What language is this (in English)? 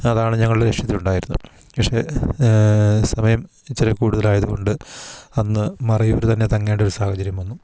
Malayalam